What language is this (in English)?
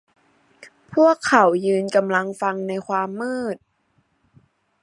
Thai